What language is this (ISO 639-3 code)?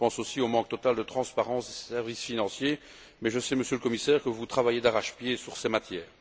fra